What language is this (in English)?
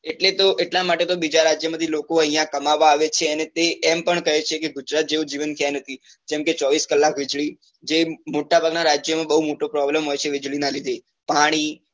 Gujarati